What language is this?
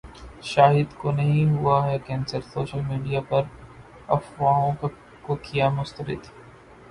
Urdu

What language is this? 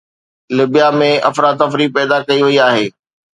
Sindhi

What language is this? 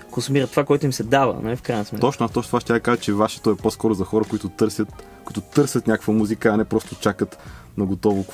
Bulgarian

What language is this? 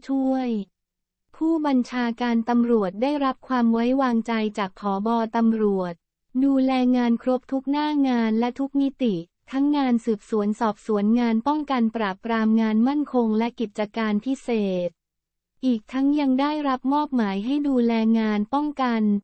Thai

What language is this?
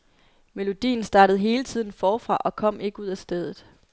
Danish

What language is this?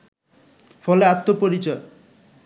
Bangla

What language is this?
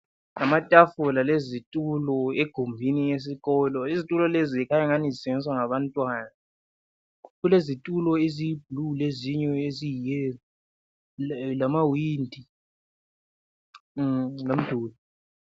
North Ndebele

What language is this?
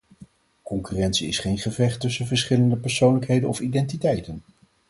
Dutch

